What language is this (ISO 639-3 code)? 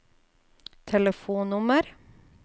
nor